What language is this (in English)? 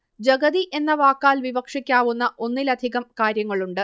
Malayalam